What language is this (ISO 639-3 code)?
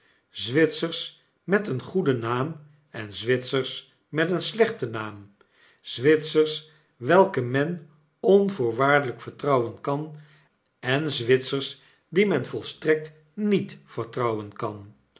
nld